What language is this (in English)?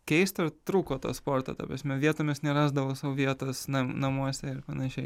Lithuanian